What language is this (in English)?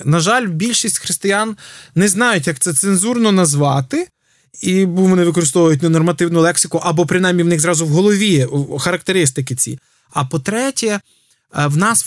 Ukrainian